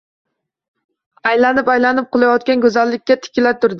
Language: Uzbek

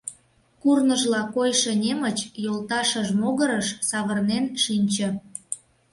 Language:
Mari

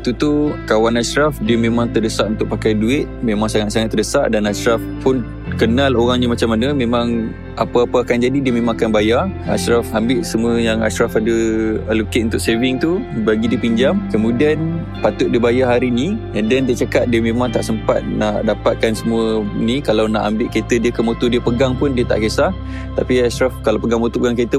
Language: Malay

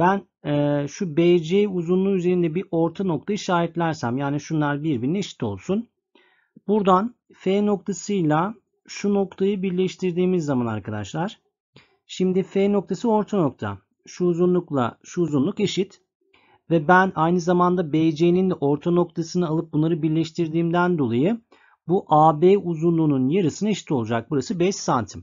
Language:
Turkish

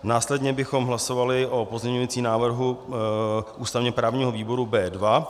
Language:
Czech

